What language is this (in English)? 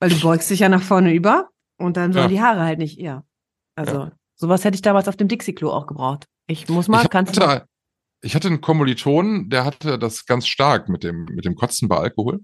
German